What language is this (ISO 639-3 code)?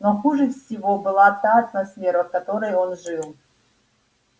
rus